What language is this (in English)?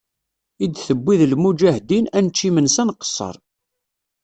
Kabyle